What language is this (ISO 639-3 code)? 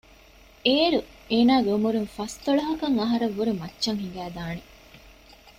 div